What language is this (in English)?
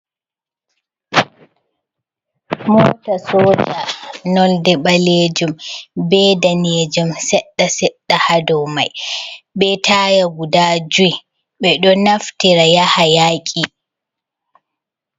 Fula